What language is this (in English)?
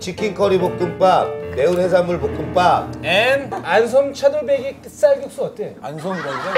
Korean